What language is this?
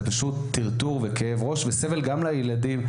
Hebrew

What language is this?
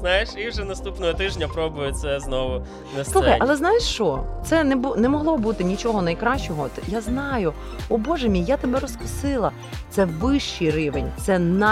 Ukrainian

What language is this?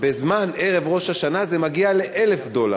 Hebrew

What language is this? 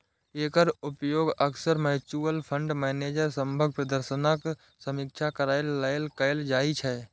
Maithili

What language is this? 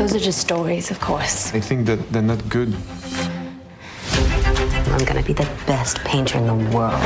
Swedish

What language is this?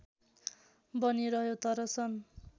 Nepali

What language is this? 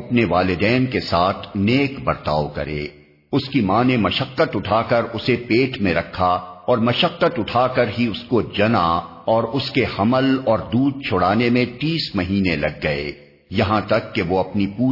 Urdu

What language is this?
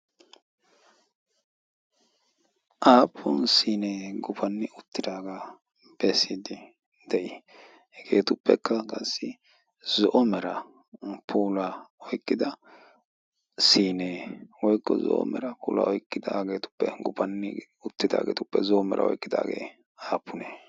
Wolaytta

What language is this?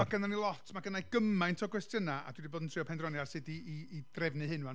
Welsh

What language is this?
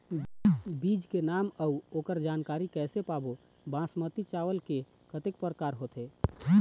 Chhattisgarhi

